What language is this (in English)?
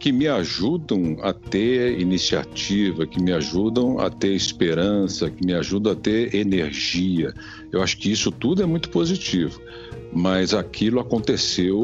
Portuguese